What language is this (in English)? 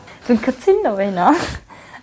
Welsh